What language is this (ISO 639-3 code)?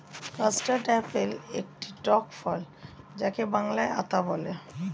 ben